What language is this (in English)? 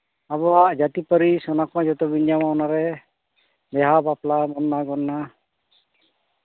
Santali